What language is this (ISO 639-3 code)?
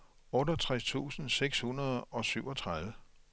dan